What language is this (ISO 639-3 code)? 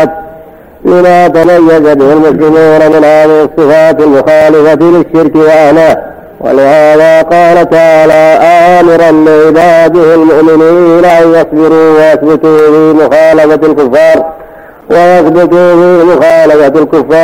ara